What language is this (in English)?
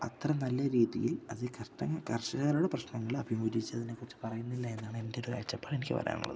Malayalam